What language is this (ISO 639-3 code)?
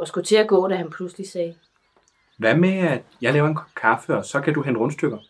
dan